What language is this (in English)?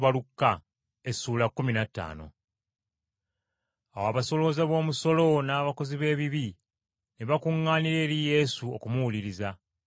Ganda